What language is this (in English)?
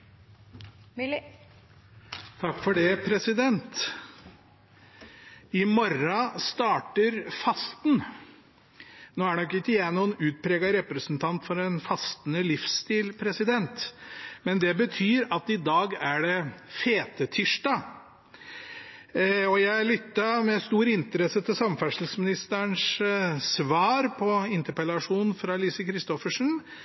Norwegian